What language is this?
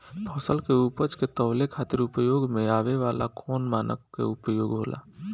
Bhojpuri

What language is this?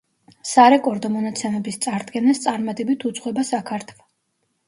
Georgian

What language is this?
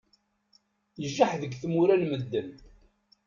Kabyle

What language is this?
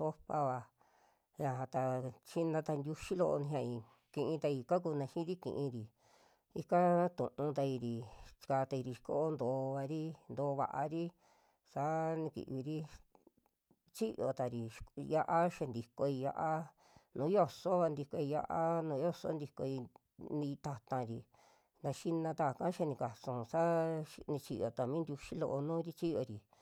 Western Juxtlahuaca Mixtec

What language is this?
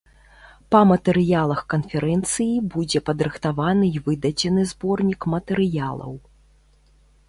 Belarusian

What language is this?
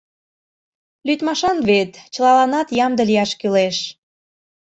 Mari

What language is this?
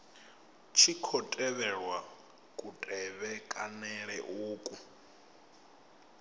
Venda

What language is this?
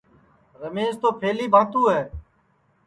Sansi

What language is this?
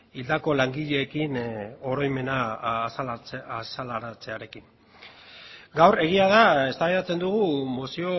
Basque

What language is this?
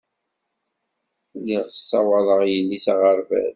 Kabyle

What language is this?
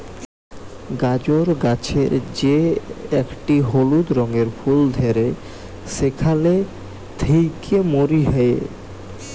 Bangla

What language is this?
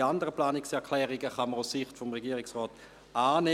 Swiss German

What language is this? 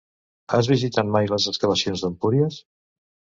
Catalan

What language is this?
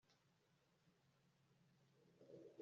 Kinyarwanda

